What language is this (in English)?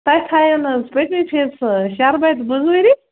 Kashmiri